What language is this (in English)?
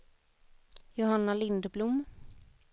Swedish